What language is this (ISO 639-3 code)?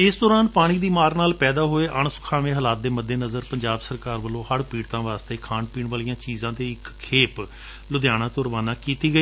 pan